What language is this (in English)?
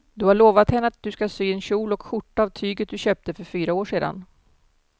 Swedish